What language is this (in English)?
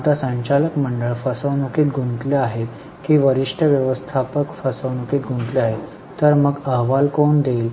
Marathi